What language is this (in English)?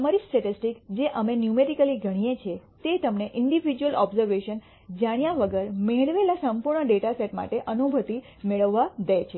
Gujarati